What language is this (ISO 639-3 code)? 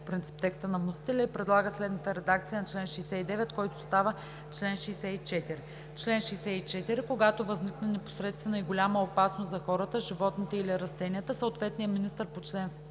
bul